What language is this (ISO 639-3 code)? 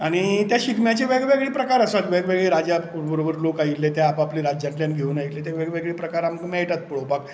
kok